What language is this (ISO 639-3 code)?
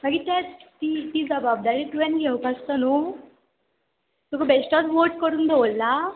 kok